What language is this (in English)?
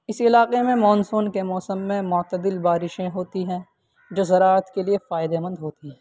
Urdu